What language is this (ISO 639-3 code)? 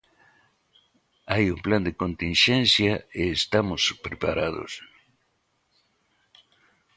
glg